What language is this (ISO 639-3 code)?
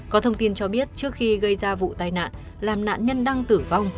vie